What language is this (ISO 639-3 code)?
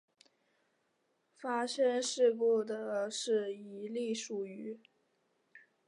zho